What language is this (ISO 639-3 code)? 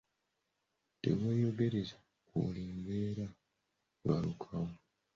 lug